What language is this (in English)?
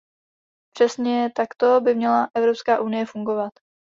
Czech